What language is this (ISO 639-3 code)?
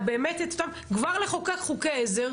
heb